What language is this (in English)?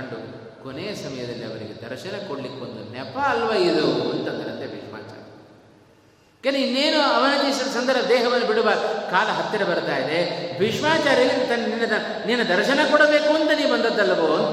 Kannada